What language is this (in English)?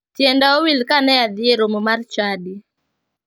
Luo (Kenya and Tanzania)